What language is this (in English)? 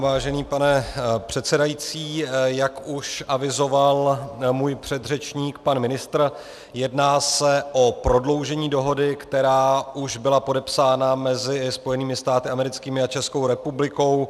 Czech